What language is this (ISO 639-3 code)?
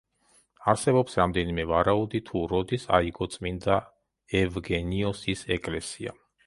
kat